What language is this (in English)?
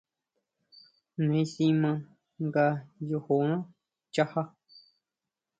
Huautla Mazatec